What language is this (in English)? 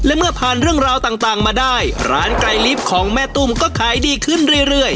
Thai